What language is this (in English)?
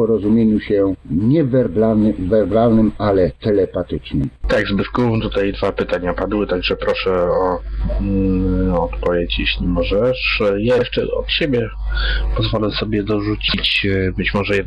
Polish